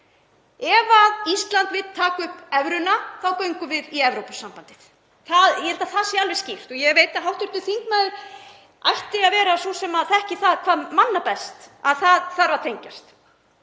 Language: Icelandic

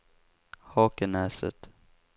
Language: Swedish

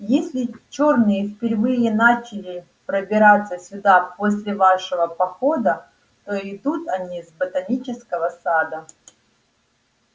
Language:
Russian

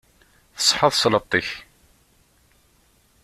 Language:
Kabyle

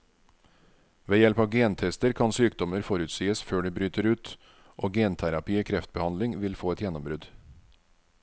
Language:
Norwegian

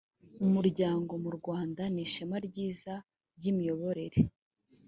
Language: Kinyarwanda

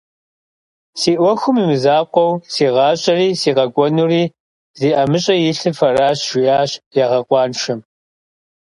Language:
Kabardian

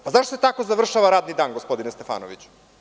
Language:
Serbian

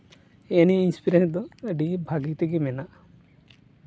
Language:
Santali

